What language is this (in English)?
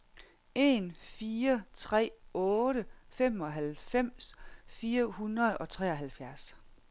Danish